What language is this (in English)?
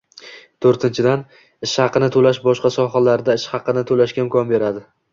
Uzbek